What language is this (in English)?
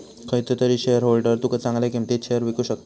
Marathi